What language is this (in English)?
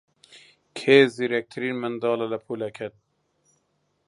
Central Kurdish